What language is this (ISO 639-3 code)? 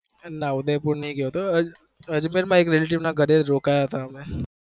guj